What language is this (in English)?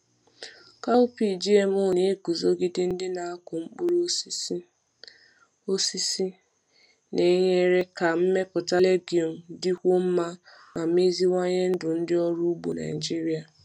Igbo